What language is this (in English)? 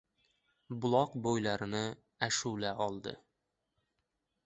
Uzbek